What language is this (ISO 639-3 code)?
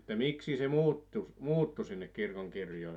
fin